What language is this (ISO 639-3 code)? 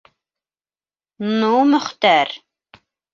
bak